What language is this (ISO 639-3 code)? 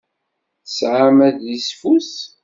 kab